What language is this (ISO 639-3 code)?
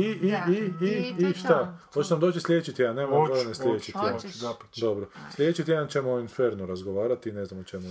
hrv